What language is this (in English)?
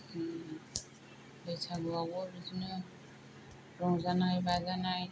Bodo